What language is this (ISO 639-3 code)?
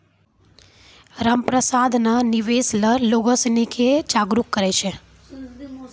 mai